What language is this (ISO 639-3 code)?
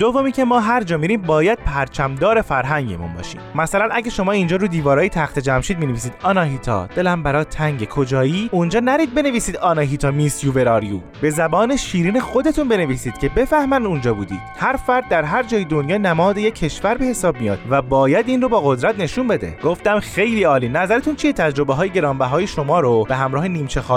fas